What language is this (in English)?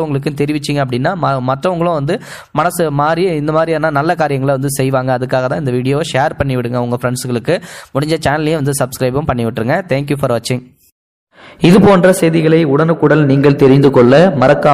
Tamil